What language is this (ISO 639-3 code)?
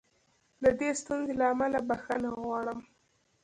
pus